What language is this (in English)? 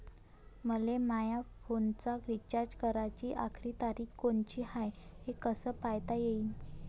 Marathi